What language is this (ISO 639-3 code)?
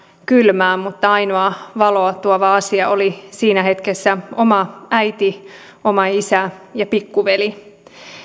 fin